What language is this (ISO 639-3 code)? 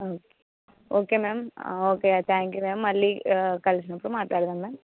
tel